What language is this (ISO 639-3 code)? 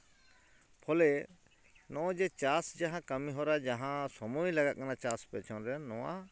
sat